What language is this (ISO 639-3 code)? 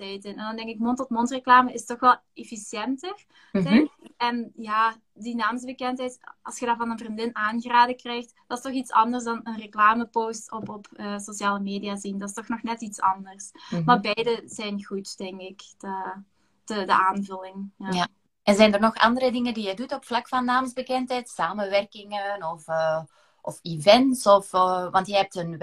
nld